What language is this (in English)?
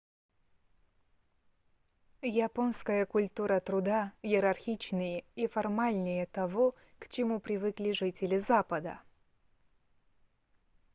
Russian